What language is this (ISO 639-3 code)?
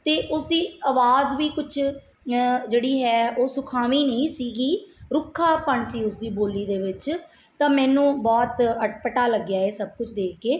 pan